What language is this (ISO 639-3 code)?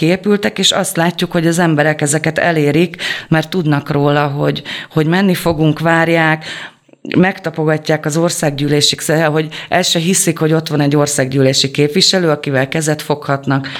hun